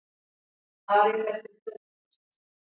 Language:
Icelandic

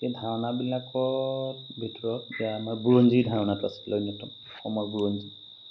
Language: Assamese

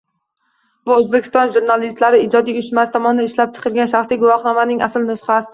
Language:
Uzbek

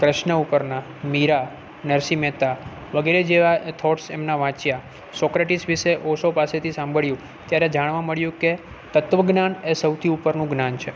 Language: Gujarati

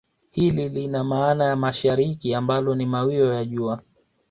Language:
Swahili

